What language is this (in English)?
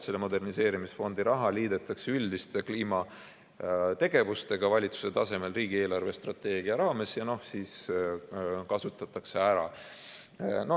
Estonian